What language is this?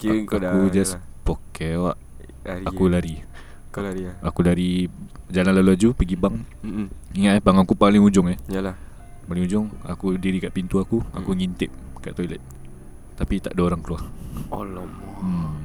Malay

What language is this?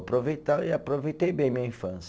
Portuguese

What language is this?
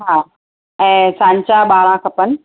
Sindhi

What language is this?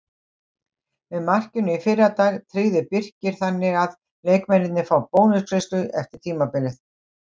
Icelandic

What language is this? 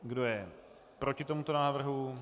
Czech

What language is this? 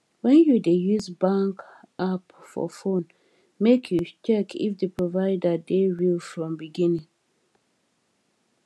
Nigerian Pidgin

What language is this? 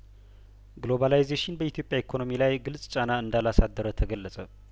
Amharic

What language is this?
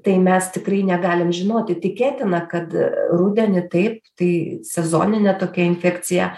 Lithuanian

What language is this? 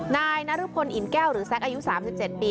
Thai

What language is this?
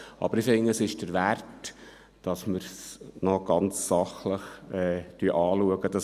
Swiss German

